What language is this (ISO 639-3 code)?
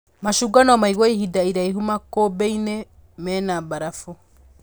kik